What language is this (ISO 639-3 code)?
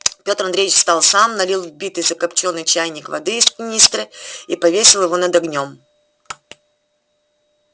rus